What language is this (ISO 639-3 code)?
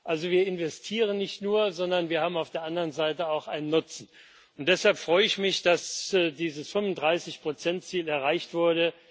deu